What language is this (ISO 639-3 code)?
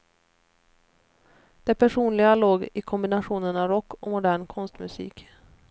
swe